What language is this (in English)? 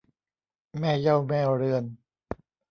Thai